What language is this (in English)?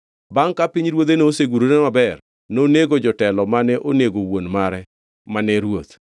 Luo (Kenya and Tanzania)